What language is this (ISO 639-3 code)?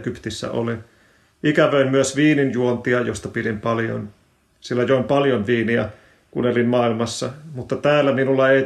fin